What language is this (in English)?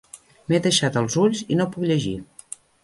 Catalan